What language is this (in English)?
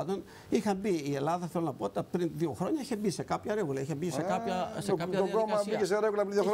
Greek